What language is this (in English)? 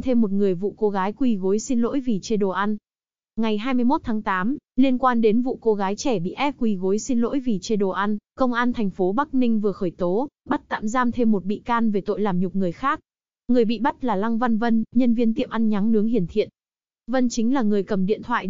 Vietnamese